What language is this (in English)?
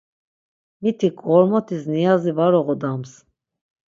Laz